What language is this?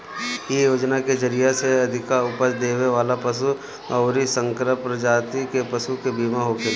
Bhojpuri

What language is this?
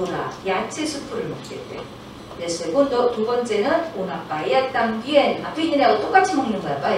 Korean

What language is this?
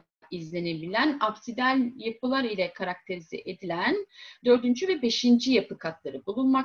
Turkish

